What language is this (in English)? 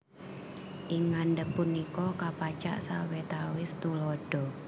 Javanese